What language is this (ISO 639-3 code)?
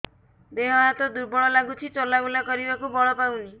ori